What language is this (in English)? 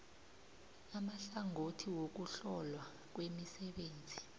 South Ndebele